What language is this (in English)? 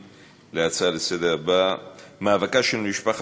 Hebrew